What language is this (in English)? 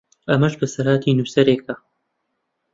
Central Kurdish